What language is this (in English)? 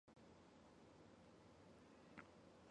Chinese